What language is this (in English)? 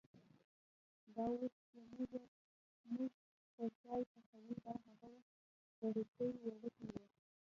Pashto